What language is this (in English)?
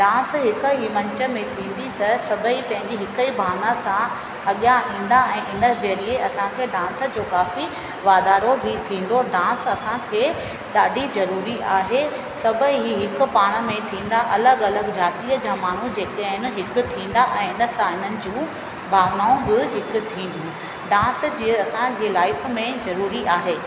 Sindhi